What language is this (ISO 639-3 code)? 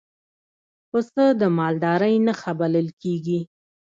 pus